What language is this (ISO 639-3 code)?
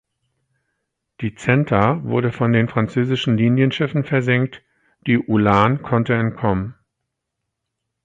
deu